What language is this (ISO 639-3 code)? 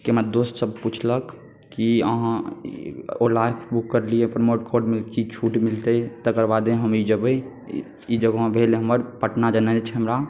mai